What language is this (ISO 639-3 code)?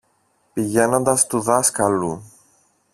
ell